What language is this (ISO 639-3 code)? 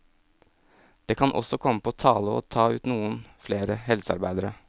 nor